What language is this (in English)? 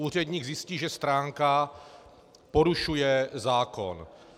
Czech